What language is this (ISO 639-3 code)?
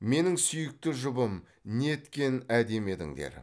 kaz